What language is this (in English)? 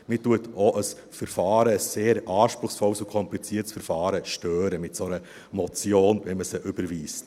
Swiss German